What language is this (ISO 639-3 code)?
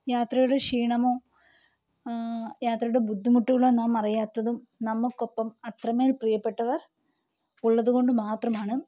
mal